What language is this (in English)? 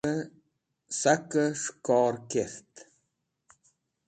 Wakhi